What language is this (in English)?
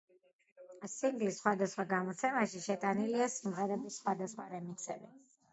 Georgian